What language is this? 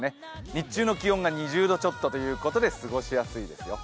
Japanese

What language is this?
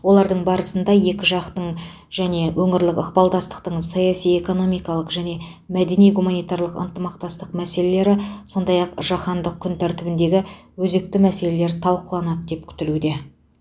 Kazakh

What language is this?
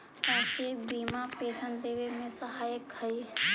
Magahi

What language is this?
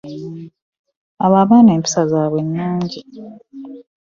Ganda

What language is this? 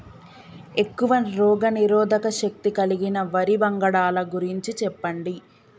Telugu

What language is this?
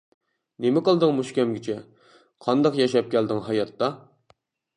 Uyghur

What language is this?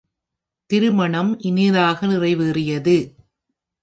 Tamil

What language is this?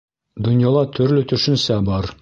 Bashkir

